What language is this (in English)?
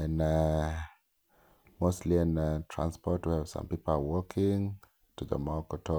Luo (Kenya and Tanzania)